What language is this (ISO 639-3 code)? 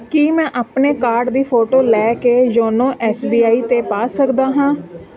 pan